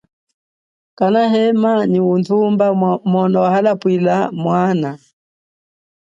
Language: Chokwe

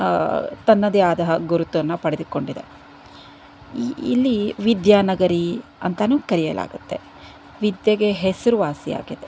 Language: Kannada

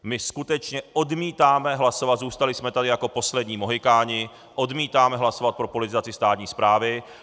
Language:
Czech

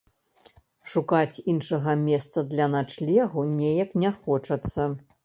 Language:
Belarusian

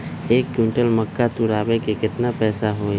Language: Magahi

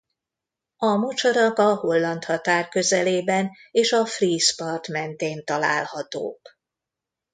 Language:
Hungarian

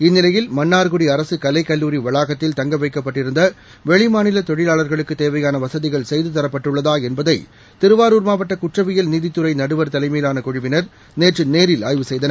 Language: Tamil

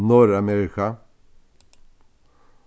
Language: Faroese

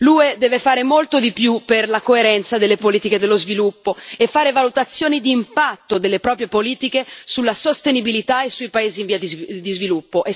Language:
Italian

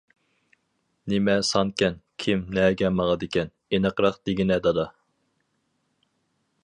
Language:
Uyghur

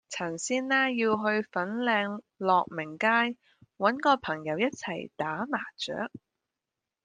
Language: Cantonese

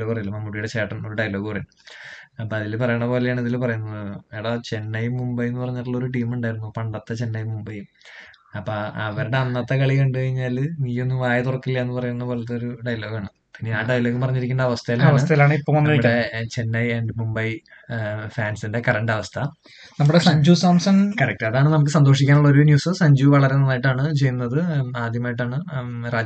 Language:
Malayalam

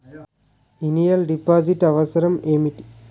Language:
Telugu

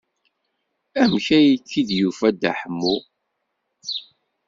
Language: Kabyle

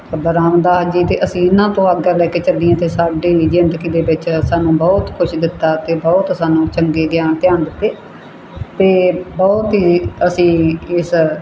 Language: Punjabi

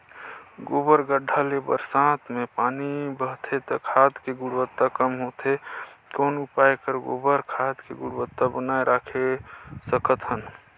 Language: Chhattisgarhi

